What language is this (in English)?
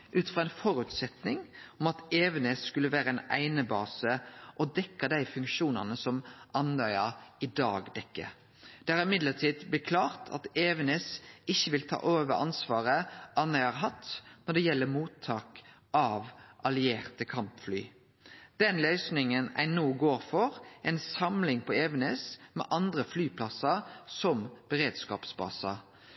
Norwegian Nynorsk